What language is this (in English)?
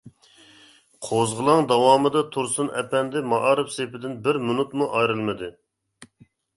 Uyghur